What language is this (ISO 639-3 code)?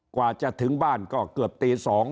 tha